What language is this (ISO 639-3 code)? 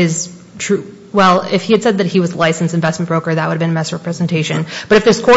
eng